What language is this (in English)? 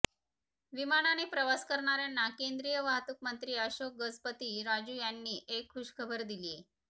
Marathi